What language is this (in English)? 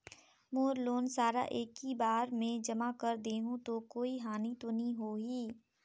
Chhattisgarhi